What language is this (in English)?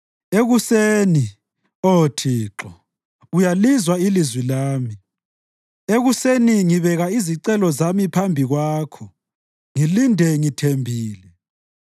North Ndebele